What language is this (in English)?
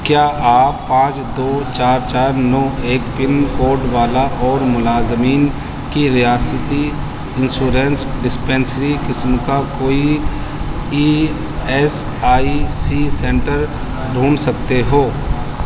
Urdu